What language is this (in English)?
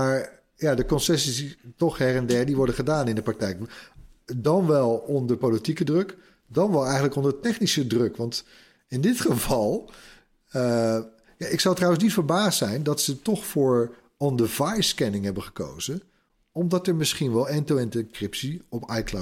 Dutch